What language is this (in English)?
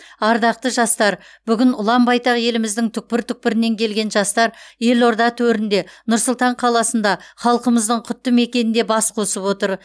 Kazakh